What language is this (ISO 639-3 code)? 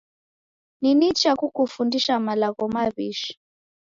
dav